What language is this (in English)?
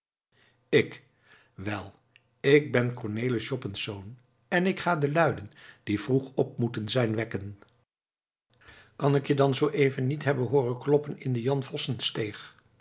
Dutch